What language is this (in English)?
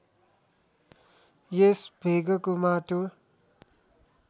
Nepali